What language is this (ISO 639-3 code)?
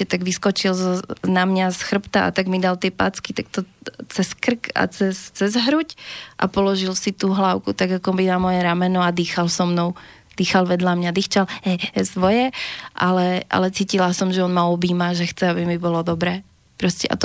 slk